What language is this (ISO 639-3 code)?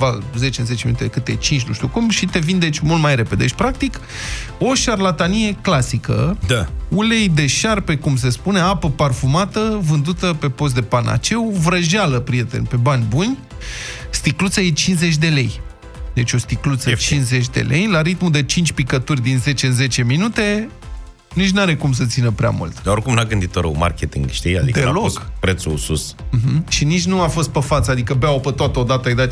ron